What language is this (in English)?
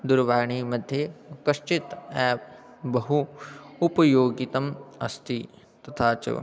Sanskrit